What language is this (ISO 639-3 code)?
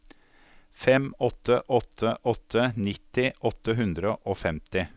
nor